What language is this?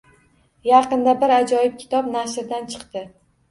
Uzbek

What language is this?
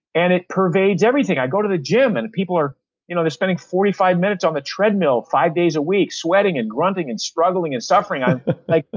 English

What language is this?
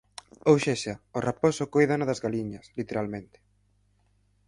Galician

